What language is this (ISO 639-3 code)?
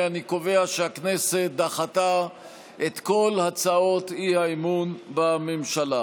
heb